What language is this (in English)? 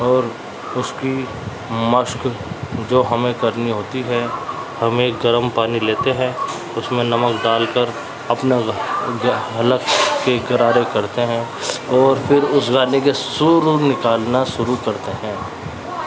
Urdu